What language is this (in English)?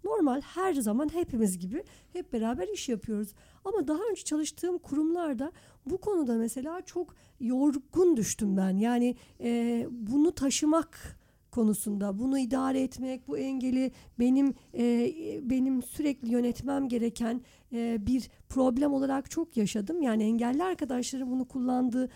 Turkish